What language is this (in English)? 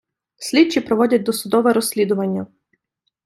Ukrainian